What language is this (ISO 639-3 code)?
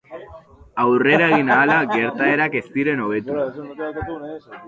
eus